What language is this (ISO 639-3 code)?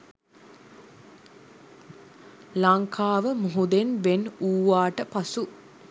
sin